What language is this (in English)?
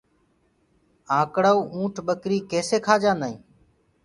Gurgula